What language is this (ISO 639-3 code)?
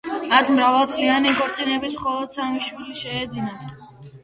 kat